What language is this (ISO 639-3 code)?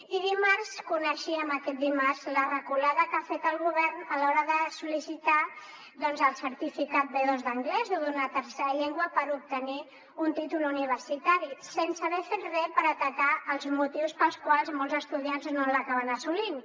cat